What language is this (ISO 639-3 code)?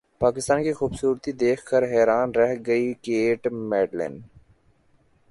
urd